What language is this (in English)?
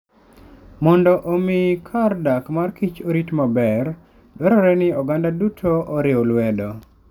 Luo (Kenya and Tanzania)